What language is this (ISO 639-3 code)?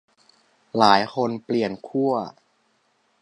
tha